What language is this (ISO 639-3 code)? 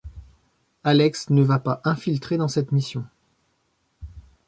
fra